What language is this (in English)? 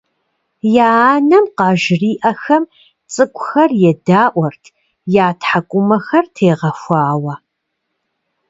Kabardian